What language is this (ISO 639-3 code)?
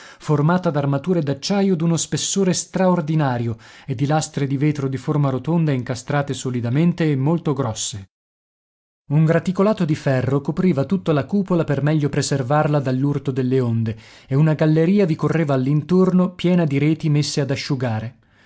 ita